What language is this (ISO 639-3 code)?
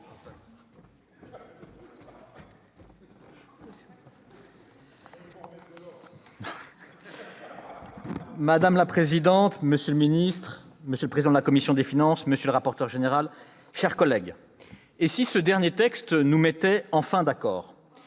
fra